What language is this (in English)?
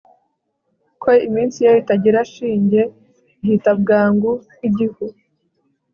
Kinyarwanda